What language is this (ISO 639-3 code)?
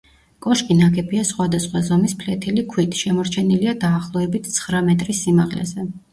kat